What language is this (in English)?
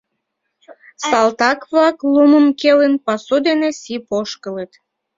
Mari